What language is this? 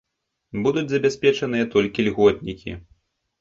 Belarusian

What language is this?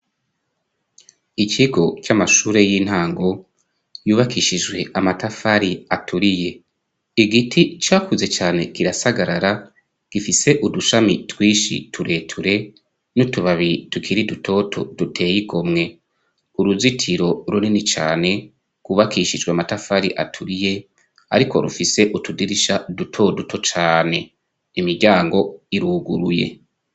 Rundi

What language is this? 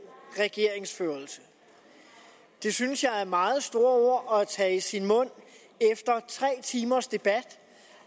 Danish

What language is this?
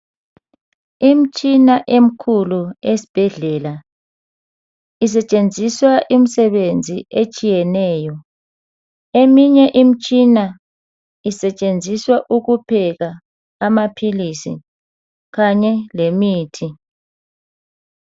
North Ndebele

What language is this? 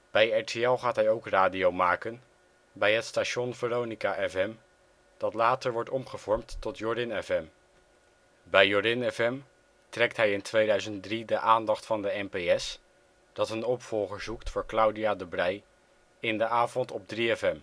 Dutch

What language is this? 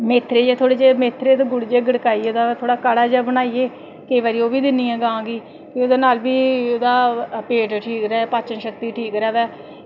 Dogri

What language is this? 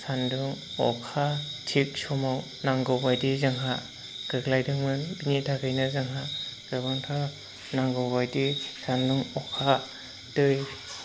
Bodo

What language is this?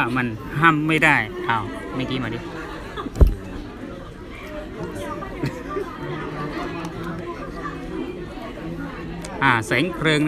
Thai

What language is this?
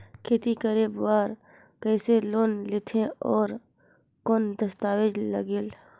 Chhattisgarhi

